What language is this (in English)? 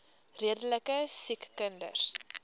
Afrikaans